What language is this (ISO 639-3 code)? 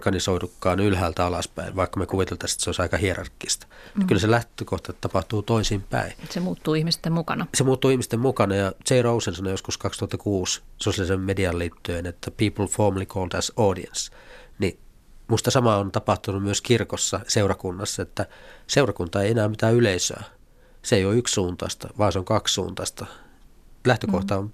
fin